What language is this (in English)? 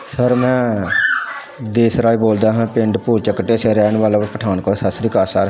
Punjabi